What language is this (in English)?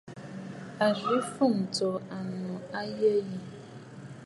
Bafut